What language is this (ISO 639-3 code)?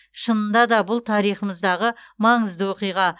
kaz